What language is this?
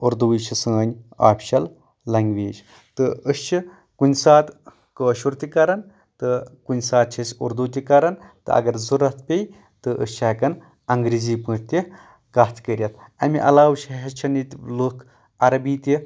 Kashmiri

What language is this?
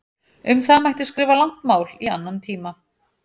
Icelandic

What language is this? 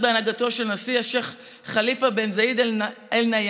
Hebrew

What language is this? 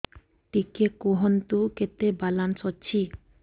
Odia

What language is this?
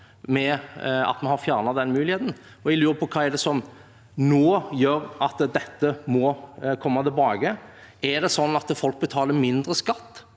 Norwegian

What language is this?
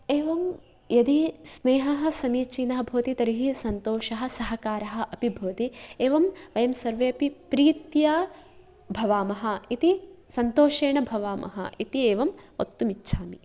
Sanskrit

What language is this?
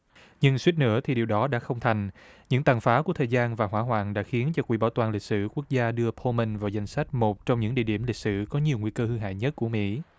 Vietnamese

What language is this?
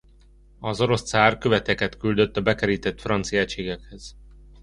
Hungarian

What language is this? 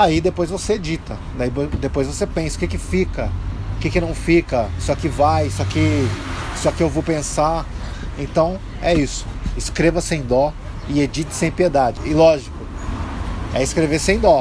Portuguese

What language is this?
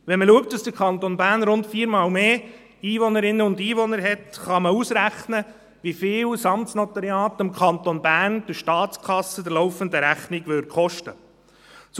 Swiss German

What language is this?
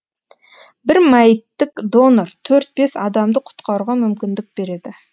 Kazakh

